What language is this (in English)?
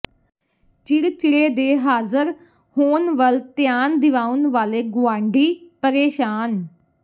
Punjabi